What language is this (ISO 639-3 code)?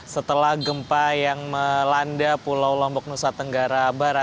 ind